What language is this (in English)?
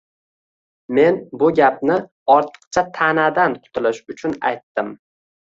Uzbek